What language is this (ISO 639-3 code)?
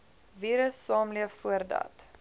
afr